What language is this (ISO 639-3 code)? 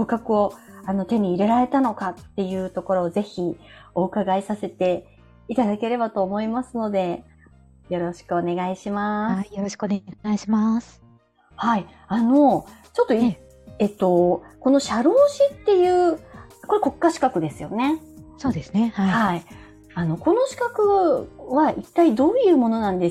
jpn